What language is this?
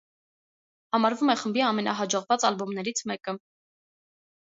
Armenian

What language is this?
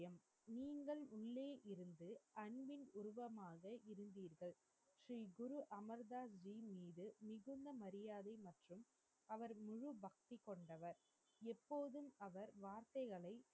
Tamil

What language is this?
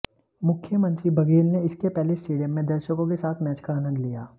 Hindi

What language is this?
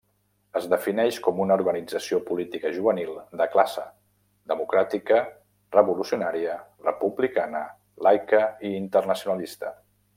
Catalan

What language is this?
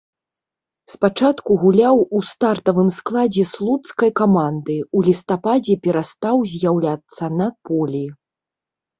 Belarusian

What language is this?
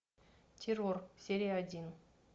Russian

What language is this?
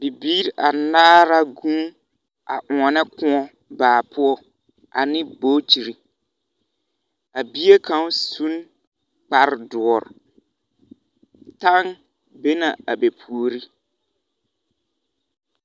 Southern Dagaare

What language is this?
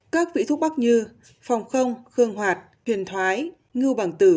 Vietnamese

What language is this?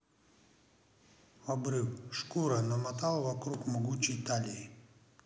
Russian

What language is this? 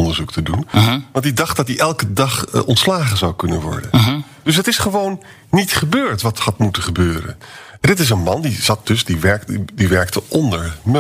Dutch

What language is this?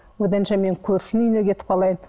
Kazakh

